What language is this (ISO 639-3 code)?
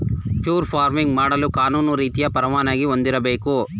kan